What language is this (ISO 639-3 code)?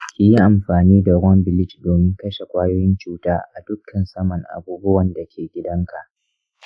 hau